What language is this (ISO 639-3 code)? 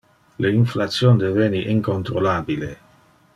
ina